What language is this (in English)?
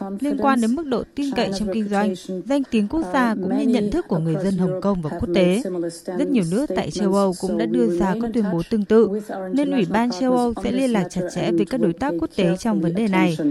Vietnamese